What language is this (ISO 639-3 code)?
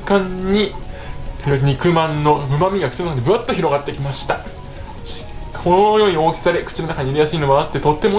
jpn